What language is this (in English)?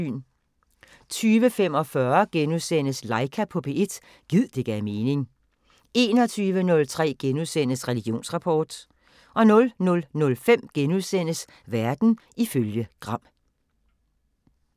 Danish